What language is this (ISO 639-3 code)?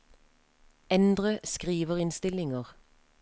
nor